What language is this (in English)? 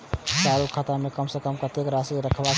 Maithili